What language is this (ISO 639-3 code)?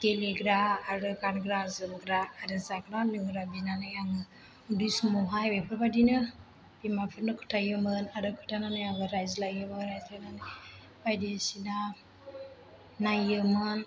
brx